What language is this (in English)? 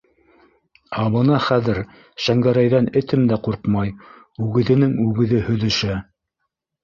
Bashkir